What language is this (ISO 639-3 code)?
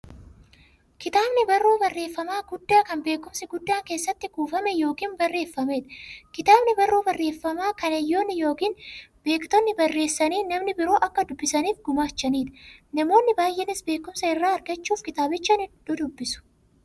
orm